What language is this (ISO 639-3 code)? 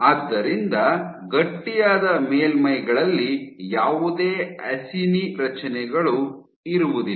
kan